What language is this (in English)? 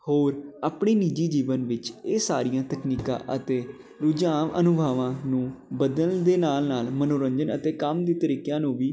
Punjabi